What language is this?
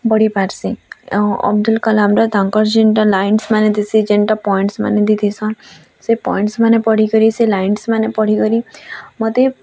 Odia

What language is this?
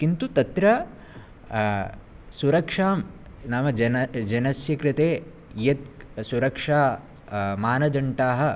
Sanskrit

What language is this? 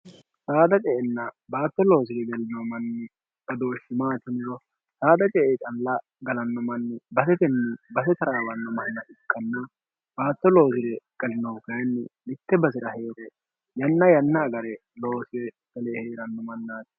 Sidamo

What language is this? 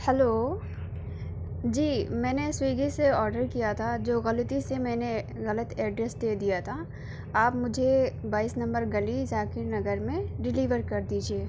Urdu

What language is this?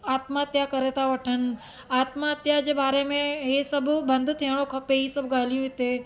Sindhi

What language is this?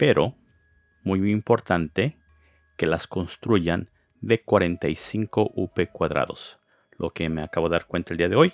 Spanish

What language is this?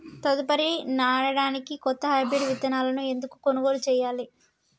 Telugu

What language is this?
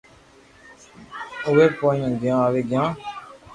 Loarki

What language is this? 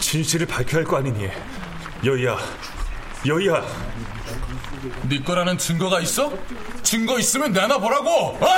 Korean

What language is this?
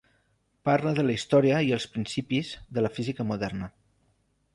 Catalan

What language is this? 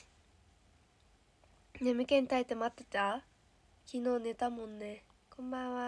Japanese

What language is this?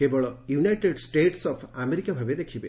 Odia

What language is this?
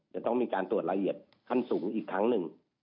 Thai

